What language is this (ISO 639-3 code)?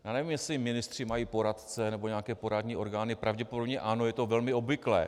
ces